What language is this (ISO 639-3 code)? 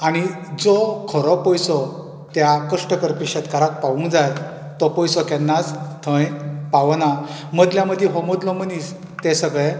kok